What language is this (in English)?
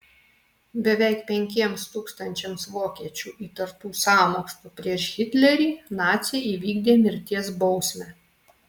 Lithuanian